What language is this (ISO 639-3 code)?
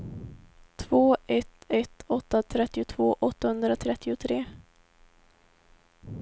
swe